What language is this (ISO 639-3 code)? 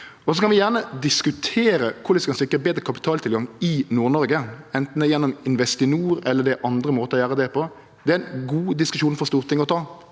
nor